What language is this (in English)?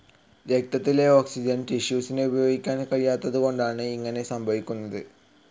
Malayalam